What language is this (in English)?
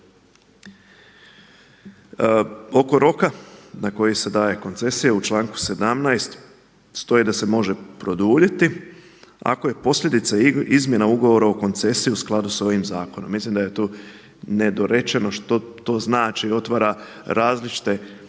Croatian